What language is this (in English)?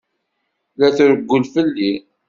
Kabyle